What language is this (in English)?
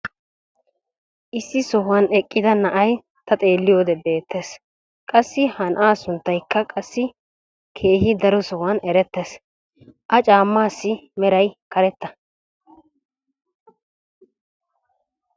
Wolaytta